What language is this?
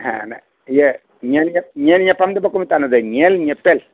Santali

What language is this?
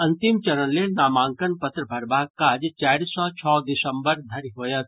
Maithili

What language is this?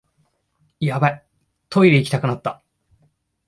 Japanese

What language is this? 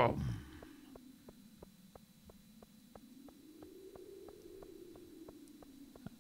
Swedish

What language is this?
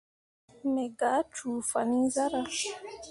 Mundang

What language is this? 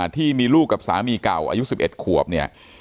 Thai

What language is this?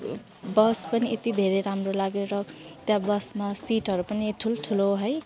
Nepali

